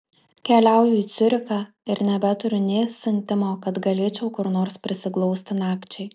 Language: Lithuanian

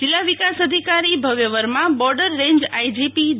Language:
Gujarati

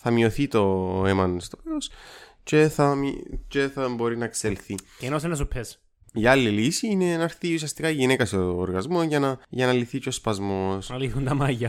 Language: Greek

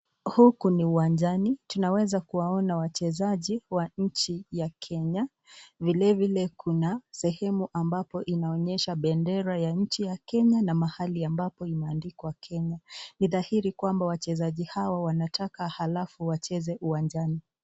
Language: Swahili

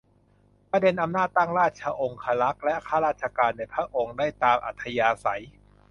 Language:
Thai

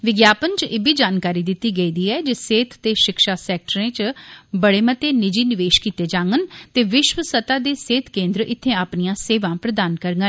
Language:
Dogri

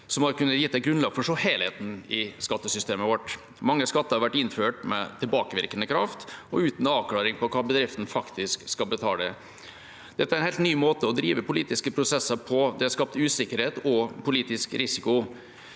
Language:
Norwegian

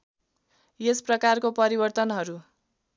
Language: Nepali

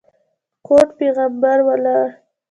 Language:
Pashto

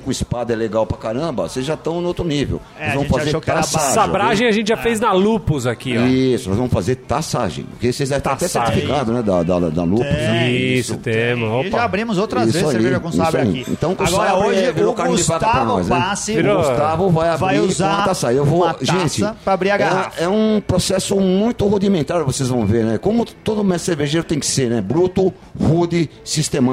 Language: Portuguese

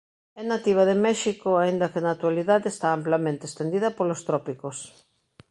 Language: Galician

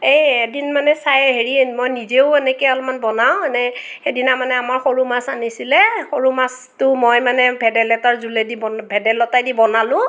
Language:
Assamese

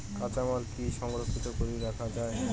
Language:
Bangla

